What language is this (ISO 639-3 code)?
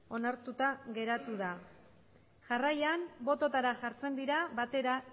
eus